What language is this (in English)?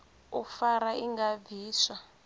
Venda